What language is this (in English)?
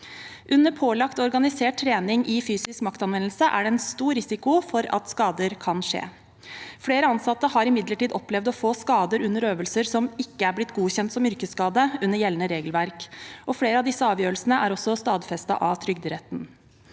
Norwegian